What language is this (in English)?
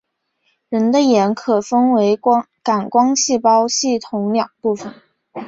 Chinese